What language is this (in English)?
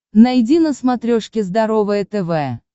Russian